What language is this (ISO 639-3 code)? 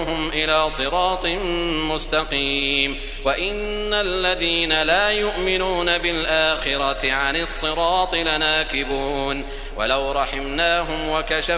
ara